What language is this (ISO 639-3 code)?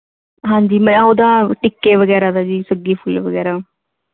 pan